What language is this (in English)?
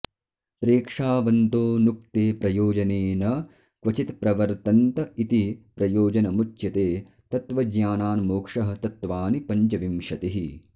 Sanskrit